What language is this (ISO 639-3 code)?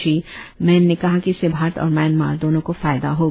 hin